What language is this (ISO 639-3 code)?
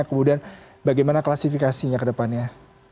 ind